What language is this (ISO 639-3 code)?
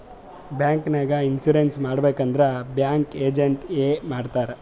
kan